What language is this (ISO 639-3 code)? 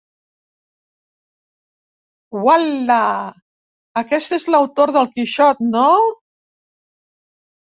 cat